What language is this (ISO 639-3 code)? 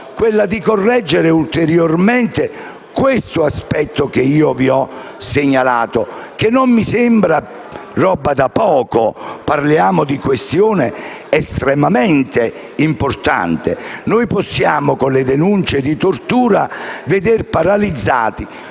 ita